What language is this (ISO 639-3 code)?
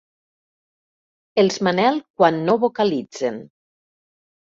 cat